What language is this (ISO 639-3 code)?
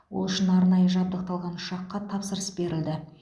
kaz